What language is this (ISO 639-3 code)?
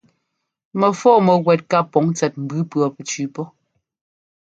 jgo